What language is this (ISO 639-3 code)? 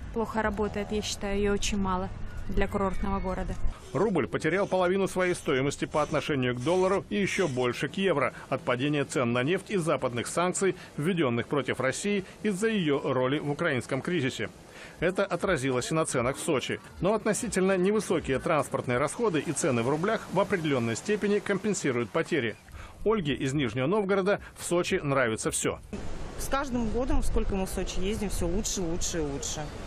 rus